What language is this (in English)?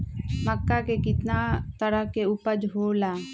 Magahi